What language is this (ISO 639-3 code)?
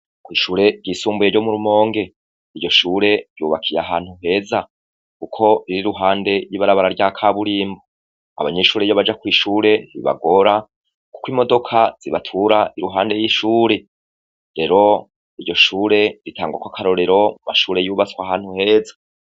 run